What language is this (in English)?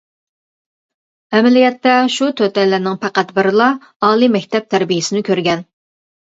Uyghur